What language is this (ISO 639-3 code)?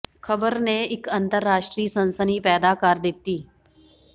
pan